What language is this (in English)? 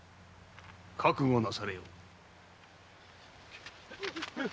Japanese